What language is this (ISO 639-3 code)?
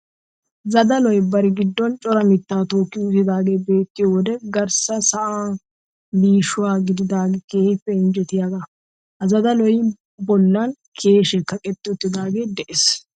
wal